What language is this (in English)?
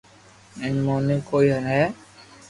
Loarki